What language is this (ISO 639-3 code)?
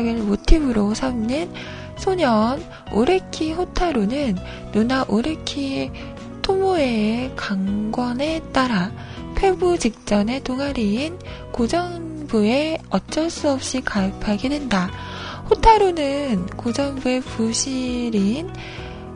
kor